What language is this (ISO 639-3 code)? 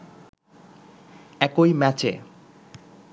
ben